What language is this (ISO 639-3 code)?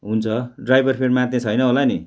nep